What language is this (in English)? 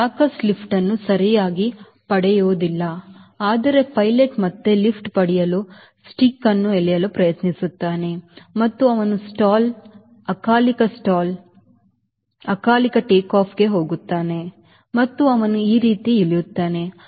Kannada